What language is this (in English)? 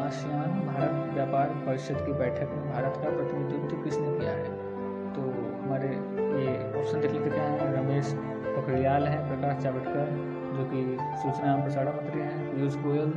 Hindi